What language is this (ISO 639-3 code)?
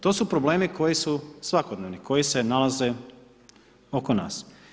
hrv